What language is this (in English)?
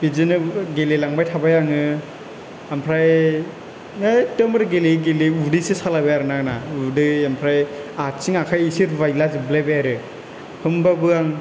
Bodo